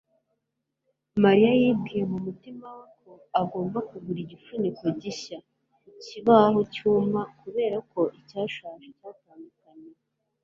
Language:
Kinyarwanda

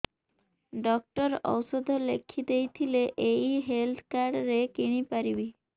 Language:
Odia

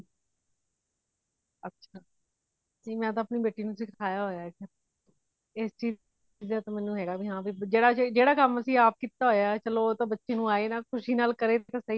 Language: Punjabi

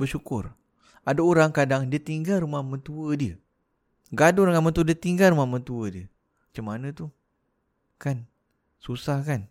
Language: Malay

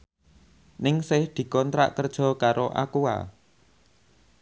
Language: Javanese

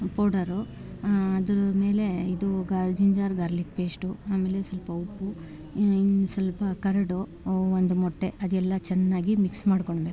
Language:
Kannada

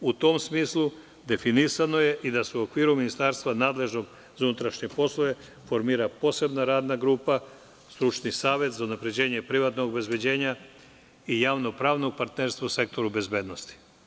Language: Serbian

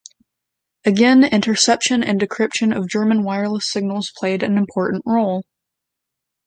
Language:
English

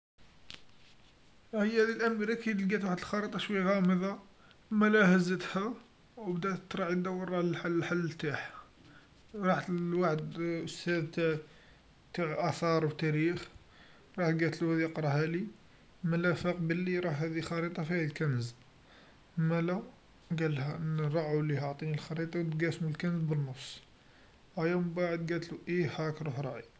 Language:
Algerian Arabic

